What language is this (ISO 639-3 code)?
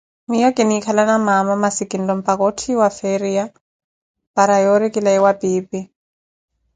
eko